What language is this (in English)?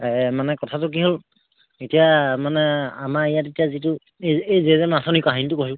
Assamese